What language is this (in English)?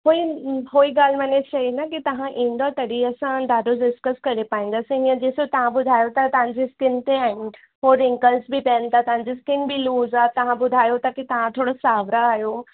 Sindhi